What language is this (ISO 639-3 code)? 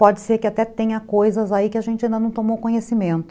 por